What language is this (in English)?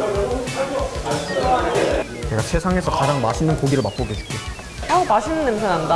Korean